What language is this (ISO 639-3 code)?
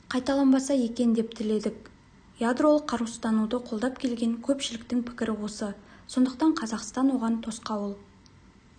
kaz